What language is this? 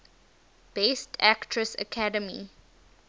English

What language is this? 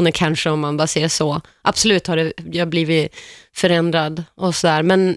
Swedish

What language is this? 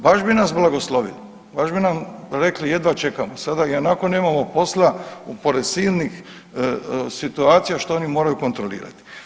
Croatian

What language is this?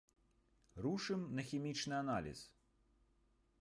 Belarusian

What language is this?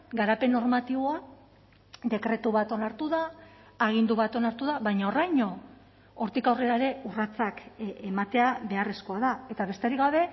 Basque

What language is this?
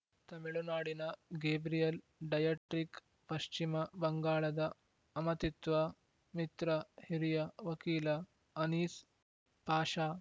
Kannada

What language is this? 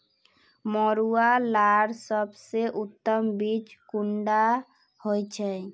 Magahi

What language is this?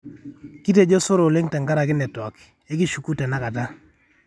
Masai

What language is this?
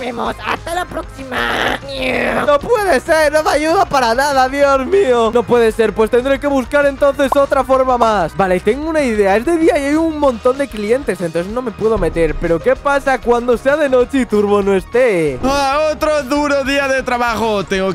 Spanish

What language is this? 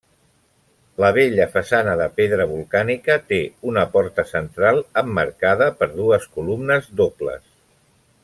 Catalan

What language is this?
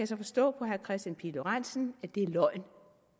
Danish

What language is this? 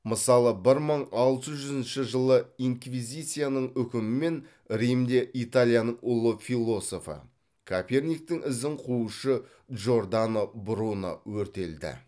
Kazakh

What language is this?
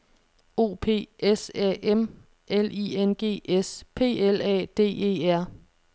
Danish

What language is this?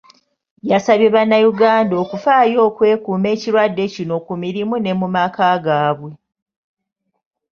Ganda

